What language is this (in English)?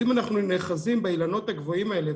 Hebrew